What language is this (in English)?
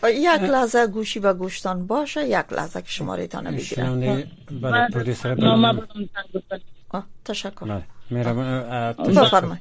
Persian